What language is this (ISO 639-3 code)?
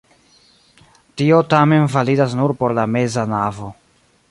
epo